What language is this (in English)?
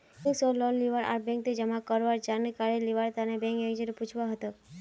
Magahi